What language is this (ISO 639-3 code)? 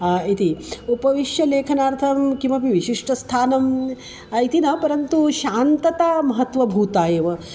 san